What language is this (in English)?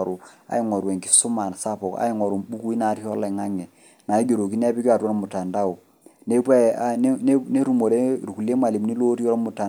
Masai